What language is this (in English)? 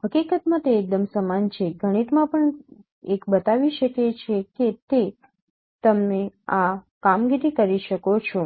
Gujarati